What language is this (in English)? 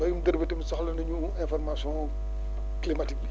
Wolof